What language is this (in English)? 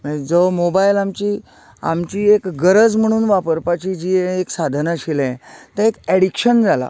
Konkani